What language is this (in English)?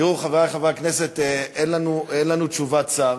Hebrew